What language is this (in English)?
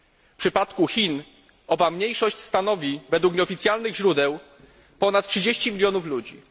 Polish